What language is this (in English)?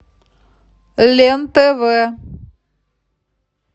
Russian